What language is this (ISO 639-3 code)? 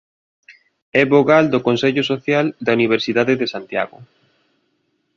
glg